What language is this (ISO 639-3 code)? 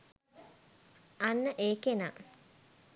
sin